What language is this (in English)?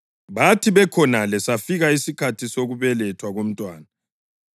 North Ndebele